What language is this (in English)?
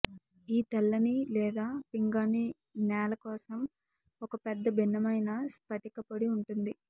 Telugu